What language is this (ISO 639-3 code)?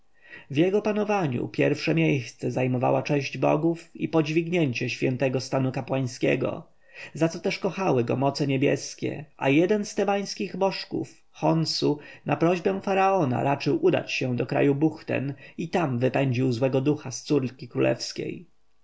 pol